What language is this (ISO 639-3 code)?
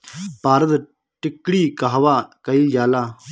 bho